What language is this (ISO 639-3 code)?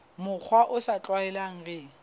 sot